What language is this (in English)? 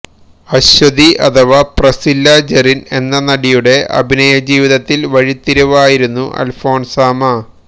Malayalam